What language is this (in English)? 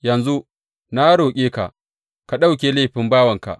Hausa